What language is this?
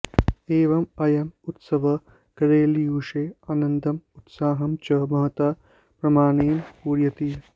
Sanskrit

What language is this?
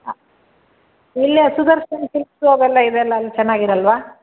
Kannada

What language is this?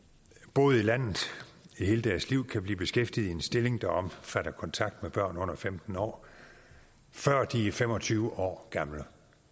Danish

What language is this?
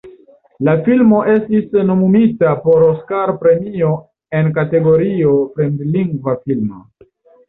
Esperanto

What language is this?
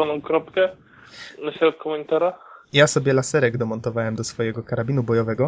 Polish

